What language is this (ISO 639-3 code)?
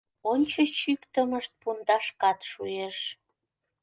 chm